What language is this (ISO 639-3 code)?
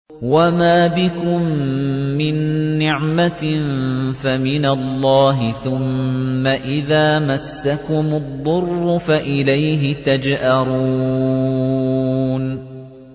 ara